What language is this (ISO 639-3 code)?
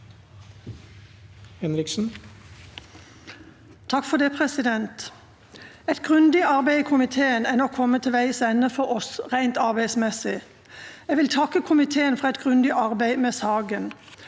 nor